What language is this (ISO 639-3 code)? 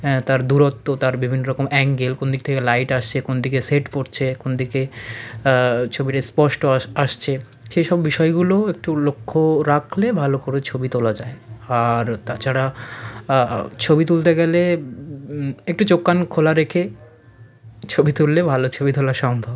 ben